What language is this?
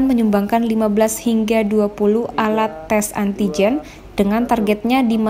Indonesian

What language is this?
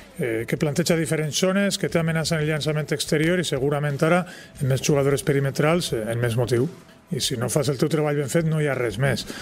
Spanish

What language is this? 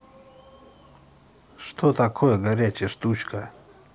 Russian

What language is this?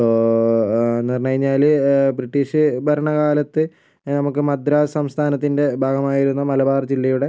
Malayalam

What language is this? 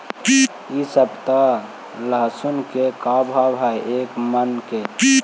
Magahi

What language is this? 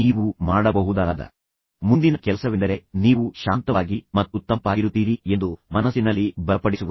Kannada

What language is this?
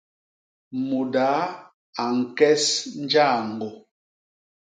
Basaa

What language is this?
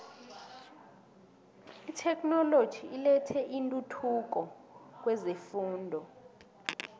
South Ndebele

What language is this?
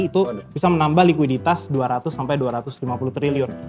Indonesian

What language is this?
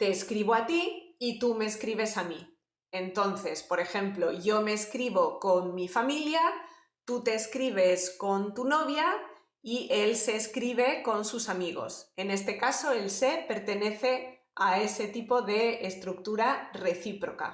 Spanish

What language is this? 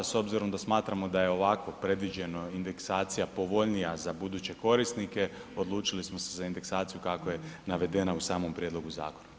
Croatian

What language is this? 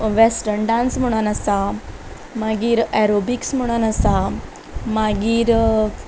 Konkani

